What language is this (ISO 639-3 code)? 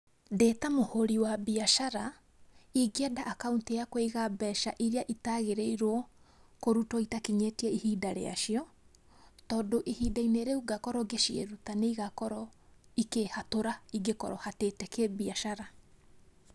kik